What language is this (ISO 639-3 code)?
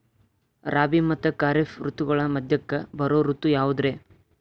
kan